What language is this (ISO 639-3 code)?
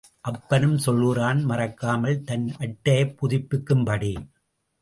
tam